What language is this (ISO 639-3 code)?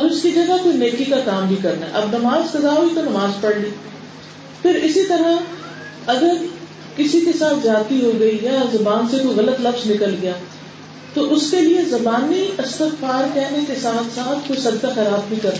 urd